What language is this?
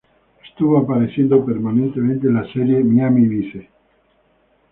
Spanish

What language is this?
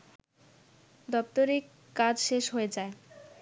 Bangla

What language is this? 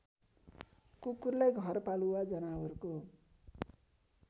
Nepali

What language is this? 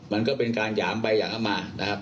Thai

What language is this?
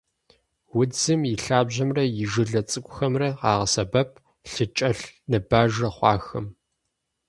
Kabardian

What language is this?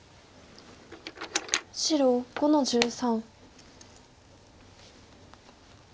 Japanese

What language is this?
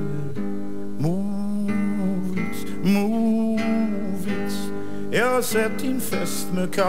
Swedish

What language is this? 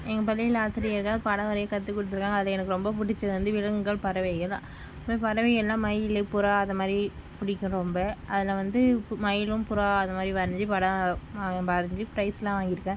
Tamil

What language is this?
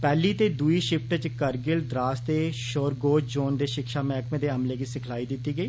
Dogri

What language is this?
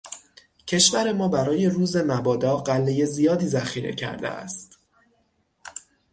Persian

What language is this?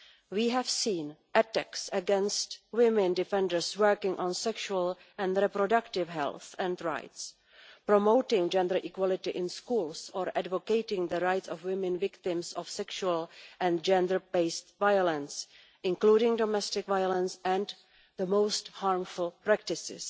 English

